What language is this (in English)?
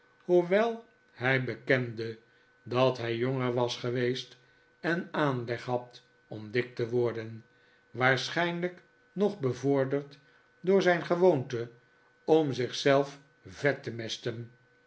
Dutch